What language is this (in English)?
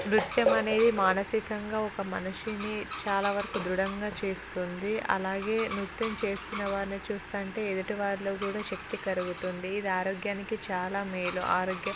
Telugu